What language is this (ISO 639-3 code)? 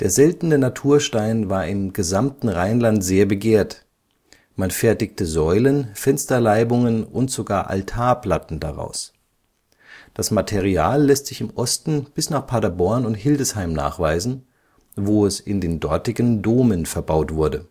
deu